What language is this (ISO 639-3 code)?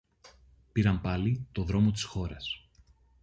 ell